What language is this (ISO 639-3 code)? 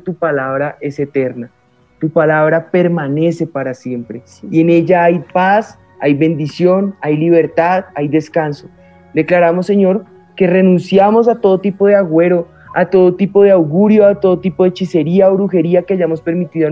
spa